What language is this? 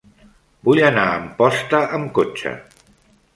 Catalan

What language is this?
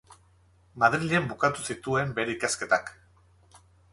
Basque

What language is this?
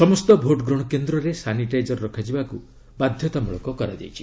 Odia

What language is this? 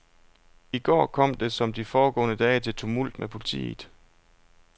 Danish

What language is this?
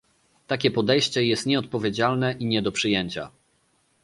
Polish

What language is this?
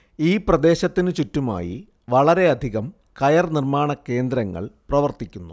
Malayalam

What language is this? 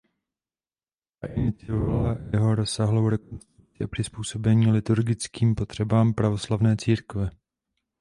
Czech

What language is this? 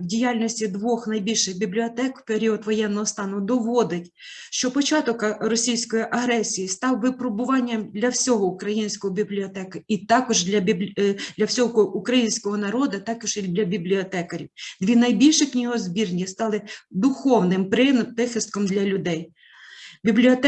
Ukrainian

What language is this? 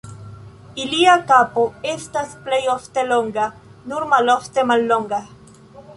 Esperanto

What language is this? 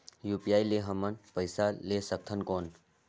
Chhattisgarhi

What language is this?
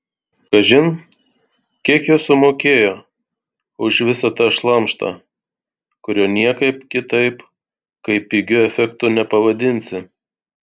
Lithuanian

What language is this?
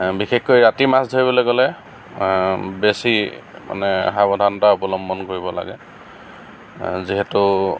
Assamese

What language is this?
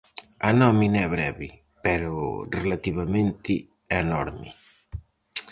Galician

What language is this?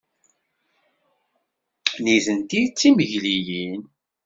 Kabyle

